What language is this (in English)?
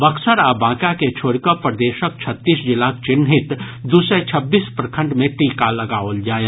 Maithili